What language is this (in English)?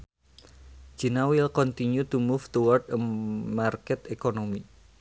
Sundanese